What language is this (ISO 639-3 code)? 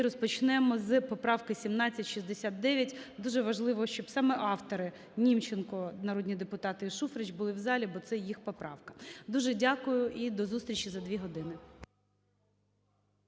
ukr